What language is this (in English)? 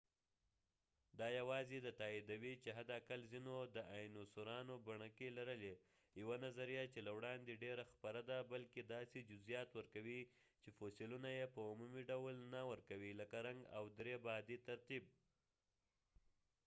Pashto